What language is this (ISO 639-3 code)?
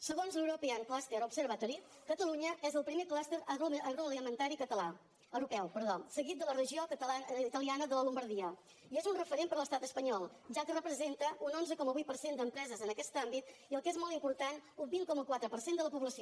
cat